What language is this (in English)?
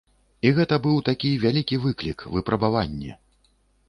Belarusian